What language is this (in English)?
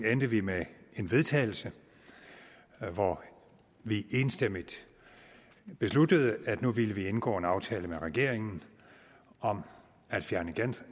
Danish